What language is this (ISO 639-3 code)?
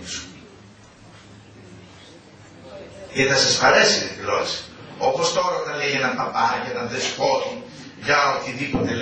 ell